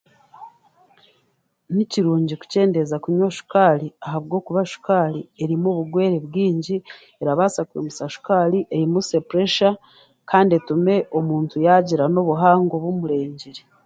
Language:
Chiga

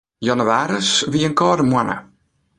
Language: Western Frisian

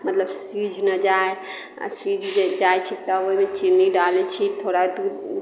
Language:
Maithili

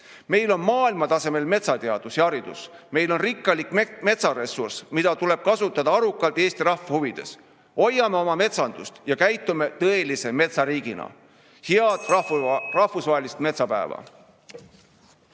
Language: Estonian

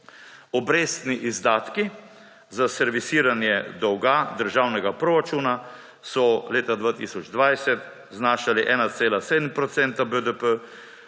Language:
Slovenian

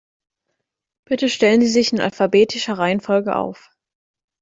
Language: German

